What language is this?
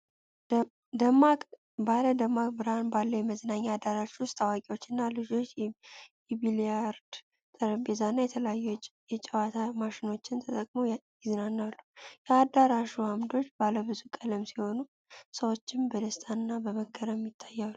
Amharic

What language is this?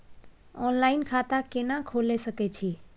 Maithili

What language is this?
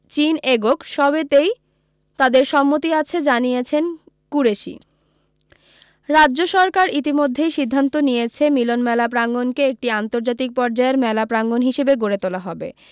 Bangla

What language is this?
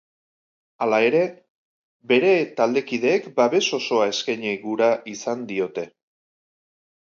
Basque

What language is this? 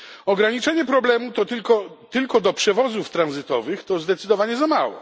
Polish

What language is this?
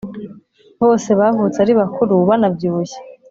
Kinyarwanda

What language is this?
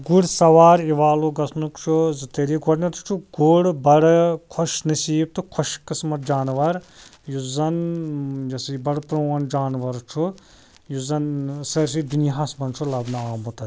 Kashmiri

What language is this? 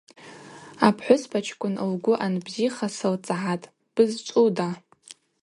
Abaza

